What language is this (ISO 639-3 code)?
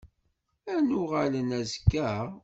kab